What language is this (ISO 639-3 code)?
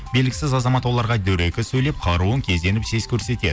kaz